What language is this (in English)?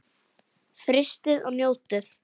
Icelandic